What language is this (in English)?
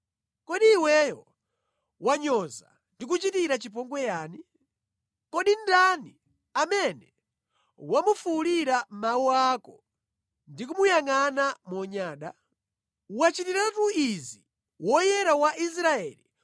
Nyanja